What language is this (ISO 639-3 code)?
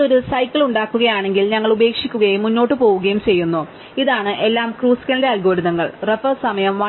mal